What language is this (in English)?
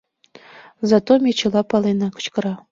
Mari